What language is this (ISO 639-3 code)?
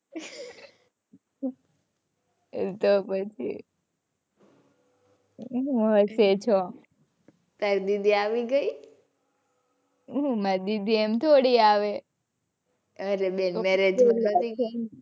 guj